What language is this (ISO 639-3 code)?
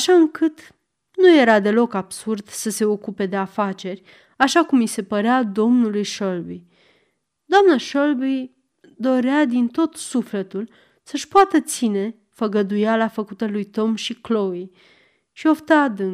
ron